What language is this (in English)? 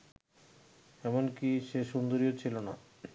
Bangla